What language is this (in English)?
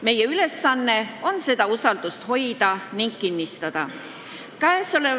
Estonian